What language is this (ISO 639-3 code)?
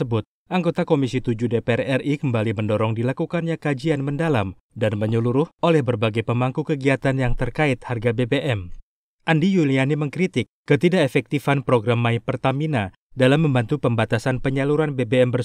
ind